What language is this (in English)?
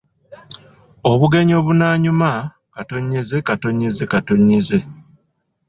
Ganda